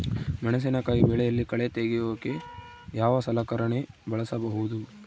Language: Kannada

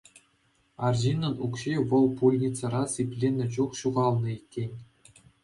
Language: Chuvash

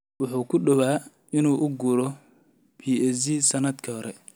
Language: Somali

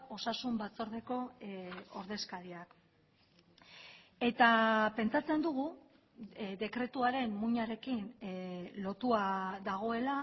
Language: Basque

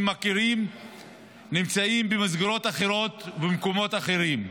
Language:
Hebrew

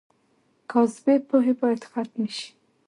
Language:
Pashto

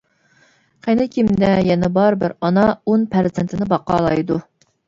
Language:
Uyghur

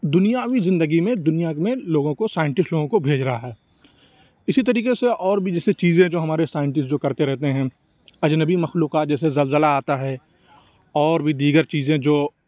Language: Urdu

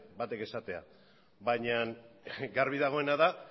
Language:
Basque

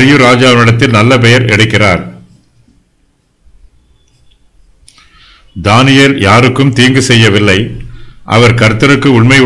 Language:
Romanian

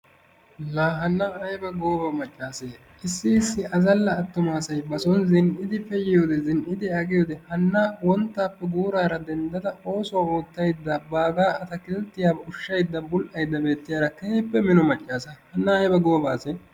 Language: Wolaytta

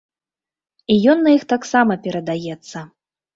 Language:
Belarusian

